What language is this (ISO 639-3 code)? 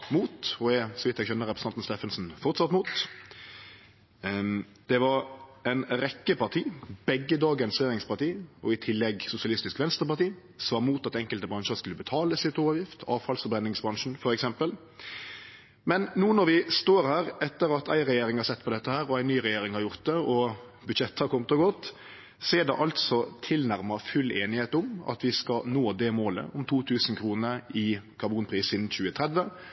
nno